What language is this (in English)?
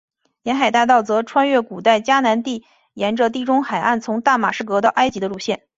Chinese